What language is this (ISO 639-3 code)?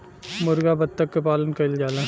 bho